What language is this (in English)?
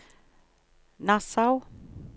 Norwegian